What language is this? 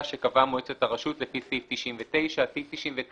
Hebrew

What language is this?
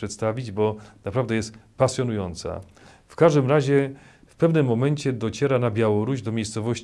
Polish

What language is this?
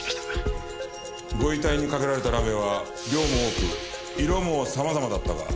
Japanese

